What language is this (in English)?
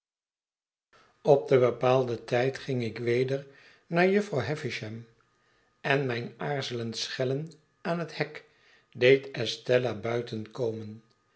Dutch